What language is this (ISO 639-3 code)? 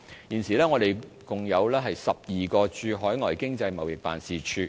yue